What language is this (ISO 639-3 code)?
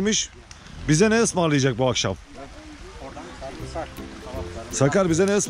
tur